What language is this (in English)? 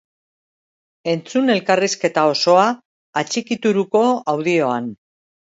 Basque